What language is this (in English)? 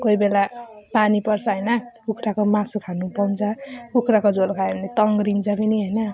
Nepali